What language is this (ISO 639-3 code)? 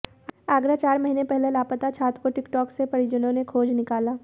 hin